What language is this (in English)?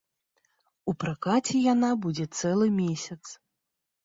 Belarusian